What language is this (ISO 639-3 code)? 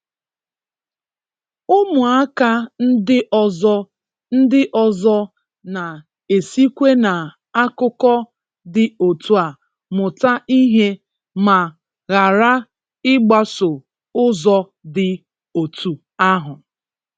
ibo